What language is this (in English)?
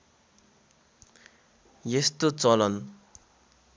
Nepali